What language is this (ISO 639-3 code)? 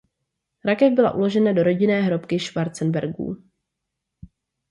ces